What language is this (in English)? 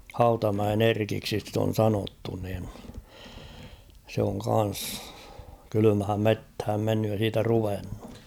Finnish